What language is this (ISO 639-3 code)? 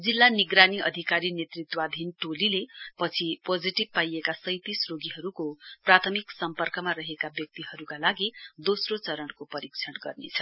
nep